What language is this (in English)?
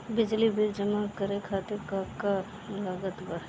Bhojpuri